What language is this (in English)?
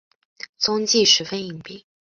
Chinese